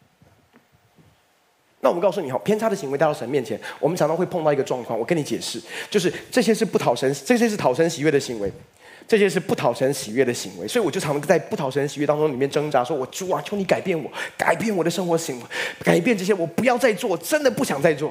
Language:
Chinese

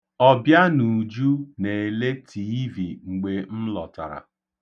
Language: Igbo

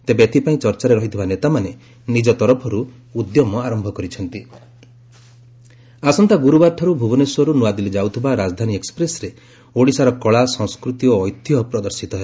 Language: Odia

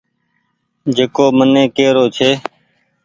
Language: Goaria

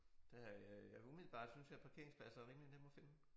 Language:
Danish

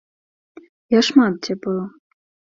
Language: Belarusian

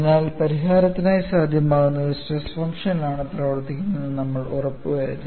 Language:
Malayalam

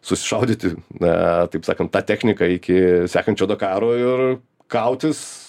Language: Lithuanian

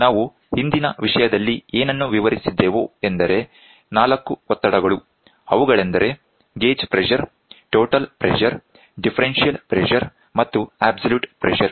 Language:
Kannada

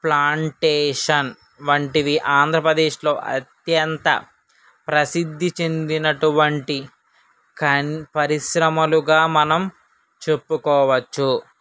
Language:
Telugu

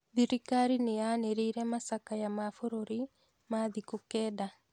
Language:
Kikuyu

